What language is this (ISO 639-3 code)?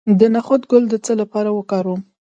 pus